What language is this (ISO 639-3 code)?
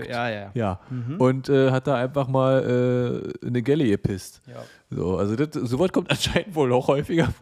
deu